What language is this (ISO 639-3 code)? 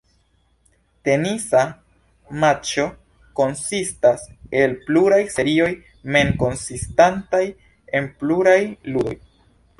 epo